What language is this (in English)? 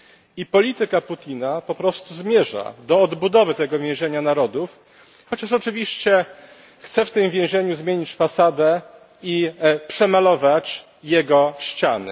Polish